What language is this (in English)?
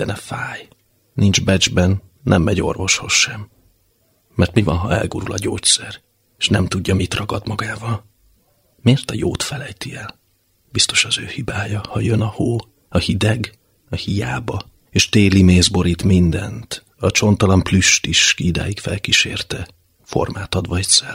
Hungarian